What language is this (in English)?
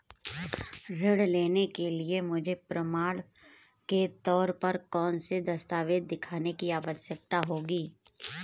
Hindi